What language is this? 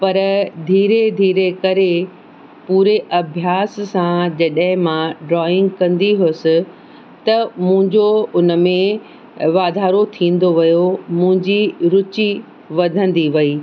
Sindhi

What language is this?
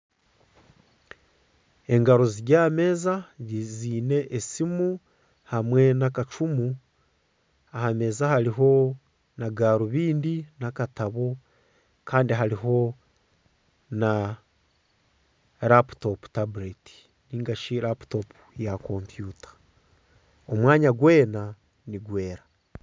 Nyankole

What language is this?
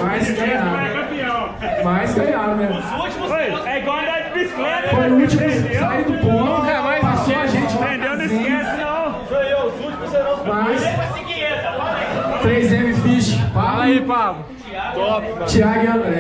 Portuguese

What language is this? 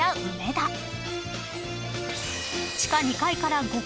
Japanese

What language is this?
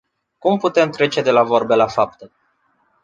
Romanian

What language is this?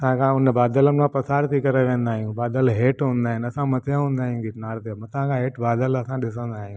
Sindhi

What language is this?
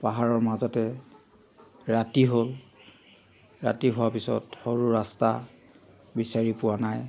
Assamese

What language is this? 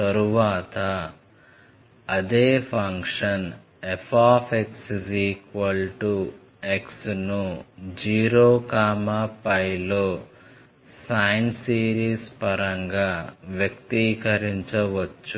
Telugu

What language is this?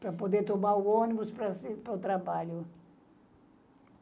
Portuguese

